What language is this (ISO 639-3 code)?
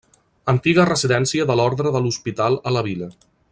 cat